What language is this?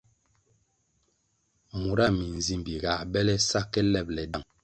Kwasio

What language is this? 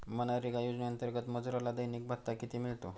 Marathi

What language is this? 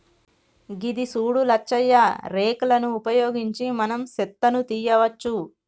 Telugu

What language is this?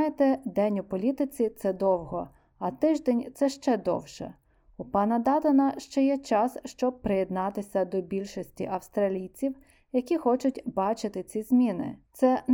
Ukrainian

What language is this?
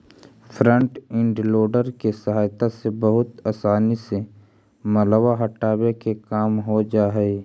Magahi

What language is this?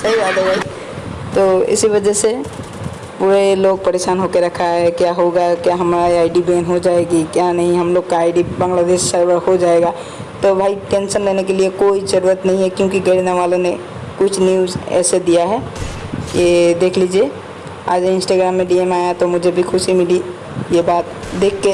Hindi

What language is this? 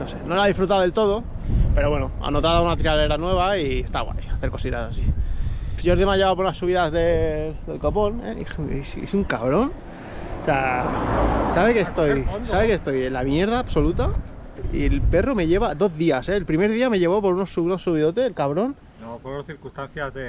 Spanish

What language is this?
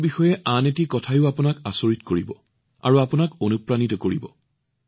Assamese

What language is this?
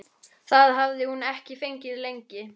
Icelandic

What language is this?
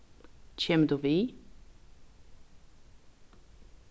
Faroese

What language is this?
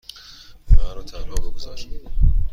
Persian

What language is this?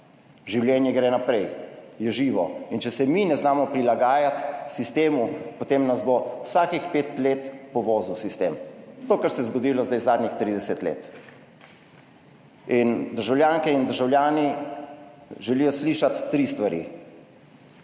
Slovenian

